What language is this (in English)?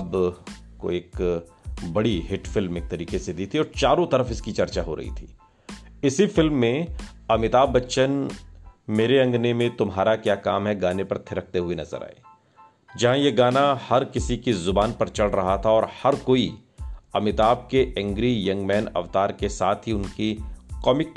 Hindi